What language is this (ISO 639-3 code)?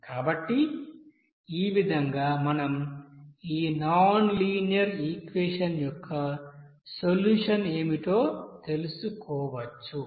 tel